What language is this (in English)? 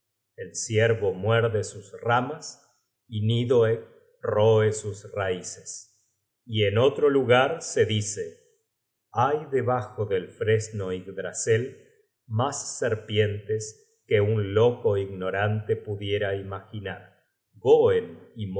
Spanish